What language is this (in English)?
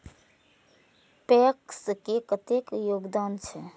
Maithili